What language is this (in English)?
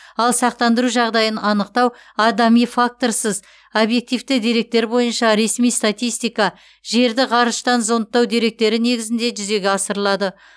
Kazakh